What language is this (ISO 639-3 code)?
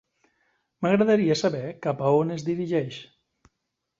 cat